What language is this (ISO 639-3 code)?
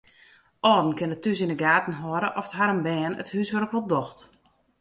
fry